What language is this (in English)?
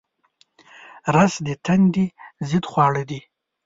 Pashto